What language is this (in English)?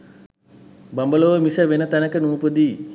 Sinhala